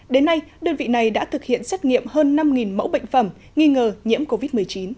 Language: Vietnamese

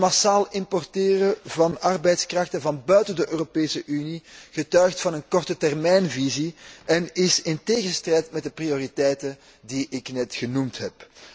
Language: Dutch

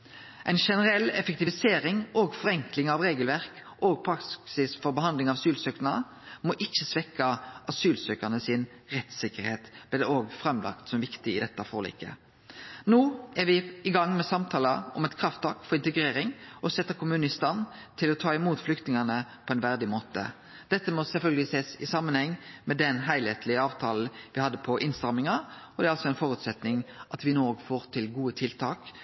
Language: Norwegian Nynorsk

